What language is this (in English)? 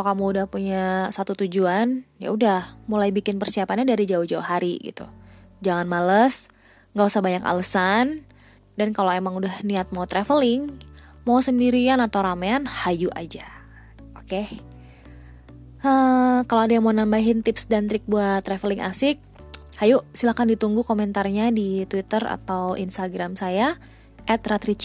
Indonesian